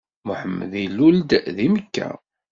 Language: Kabyle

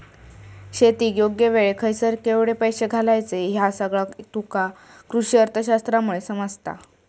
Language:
Marathi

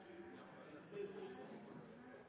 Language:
Norwegian Nynorsk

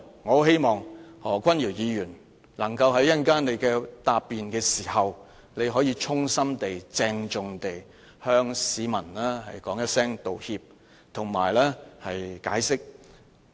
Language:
Cantonese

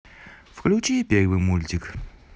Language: Russian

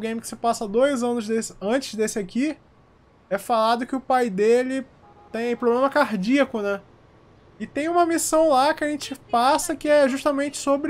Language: Portuguese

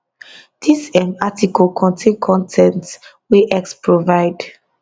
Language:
Nigerian Pidgin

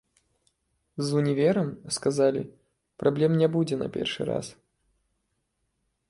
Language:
Belarusian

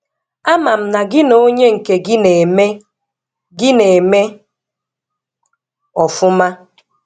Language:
Igbo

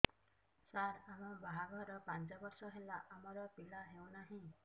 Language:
Odia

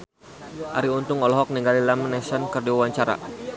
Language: Sundanese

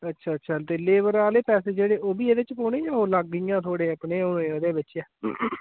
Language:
Dogri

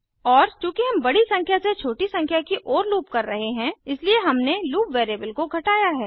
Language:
Hindi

